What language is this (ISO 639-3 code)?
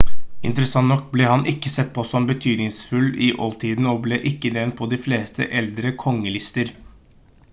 nob